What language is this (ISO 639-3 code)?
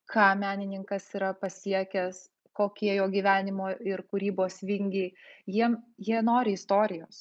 lit